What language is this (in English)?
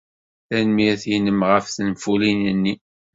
Kabyle